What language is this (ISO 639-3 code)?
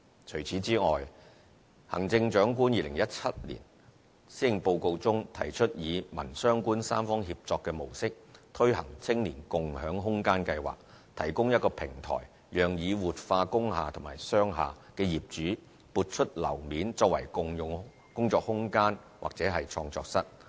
yue